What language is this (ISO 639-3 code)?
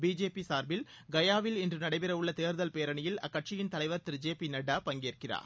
tam